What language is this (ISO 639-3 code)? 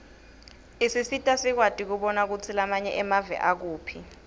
ssw